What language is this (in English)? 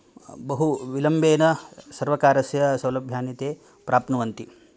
Sanskrit